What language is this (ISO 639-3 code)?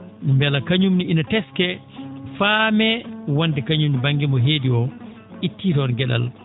ful